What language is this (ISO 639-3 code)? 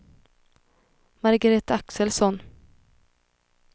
swe